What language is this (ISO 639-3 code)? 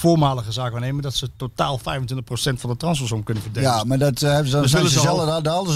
nld